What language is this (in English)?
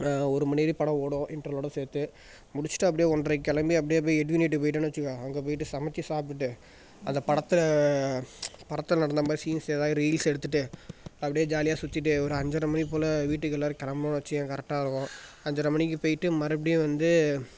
Tamil